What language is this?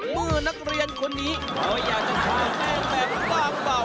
Thai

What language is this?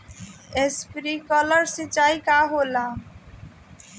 Bhojpuri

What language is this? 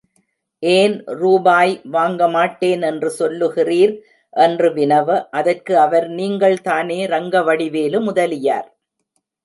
Tamil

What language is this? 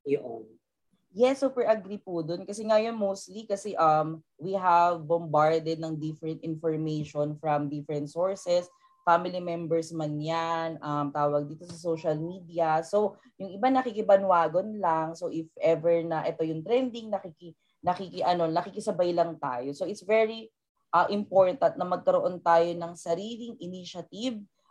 Filipino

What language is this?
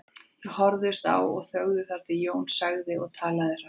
Icelandic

